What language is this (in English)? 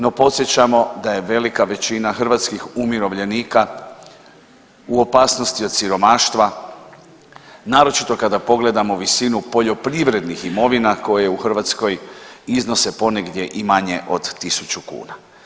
Croatian